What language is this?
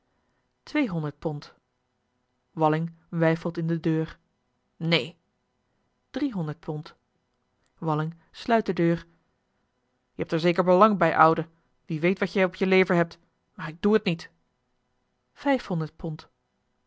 Dutch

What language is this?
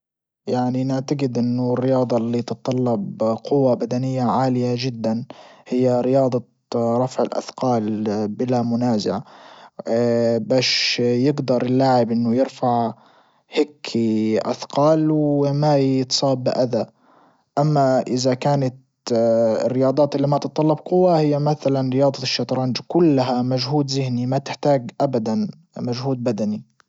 Libyan Arabic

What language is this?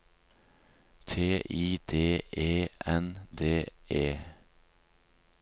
Norwegian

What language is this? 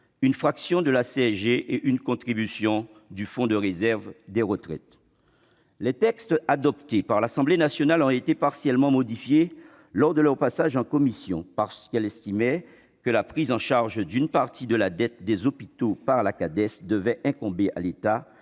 French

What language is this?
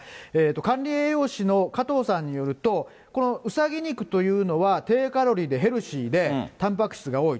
Japanese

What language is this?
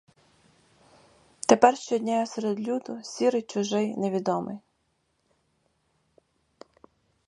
Ukrainian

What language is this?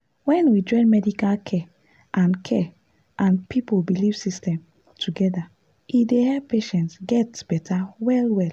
Nigerian Pidgin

